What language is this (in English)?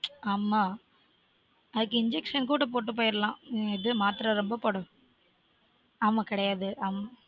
Tamil